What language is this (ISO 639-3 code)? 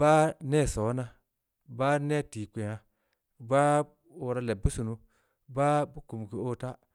ndi